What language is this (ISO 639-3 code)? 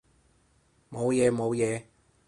yue